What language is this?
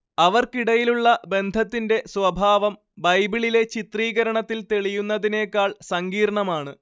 Malayalam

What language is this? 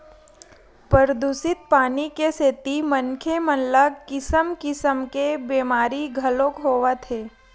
Chhattisgarhi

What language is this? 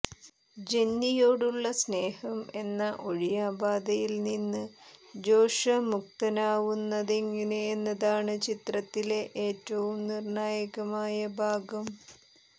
Malayalam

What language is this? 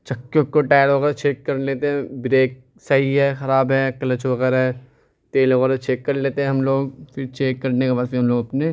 Urdu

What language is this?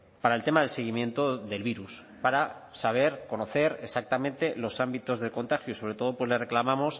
Spanish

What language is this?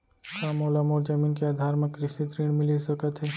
Chhattisgarhi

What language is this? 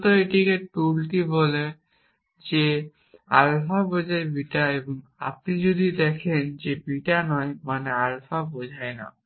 Bangla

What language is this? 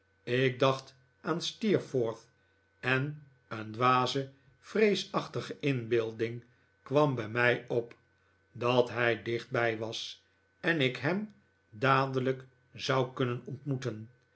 Dutch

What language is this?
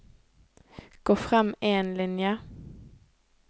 Norwegian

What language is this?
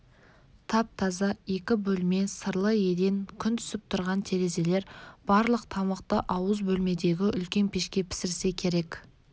Kazakh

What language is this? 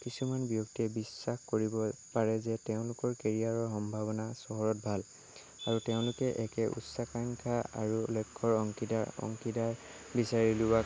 Assamese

